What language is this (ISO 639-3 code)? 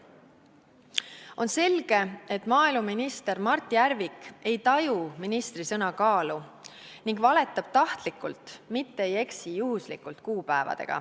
est